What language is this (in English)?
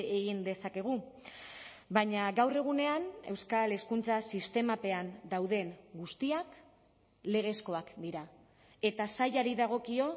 Basque